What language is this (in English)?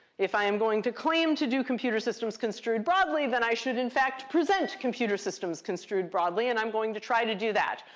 English